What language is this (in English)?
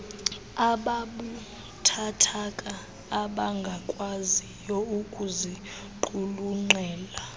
Xhosa